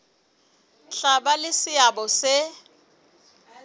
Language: Southern Sotho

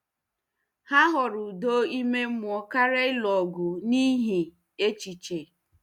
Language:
Igbo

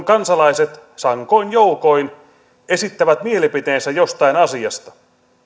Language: Finnish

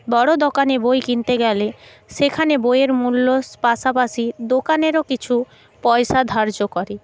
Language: Bangla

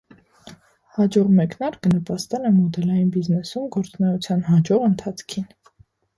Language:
Armenian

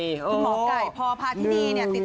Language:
Thai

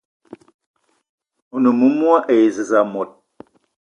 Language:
Eton (Cameroon)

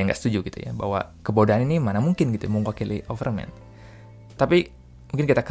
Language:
Indonesian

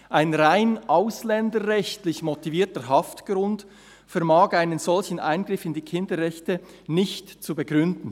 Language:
Swiss German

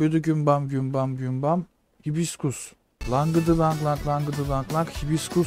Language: Turkish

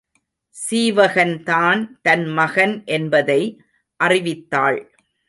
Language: Tamil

